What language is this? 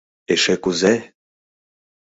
Mari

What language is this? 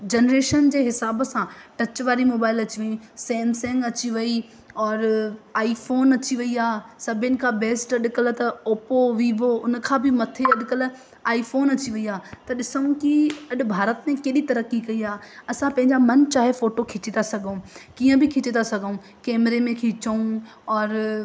Sindhi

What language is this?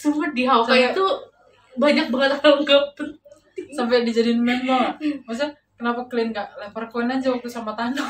Indonesian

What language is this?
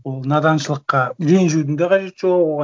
Kazakh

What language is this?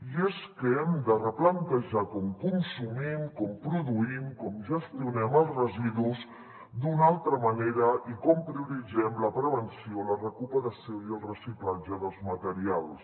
Catalan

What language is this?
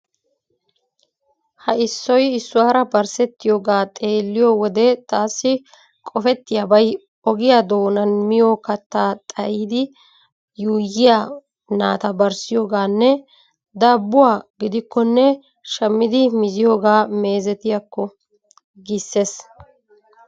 Wolaytta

